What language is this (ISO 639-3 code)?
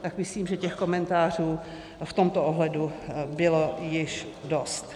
ces